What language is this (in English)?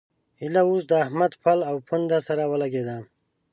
Pashto